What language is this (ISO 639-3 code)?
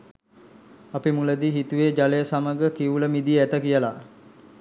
sin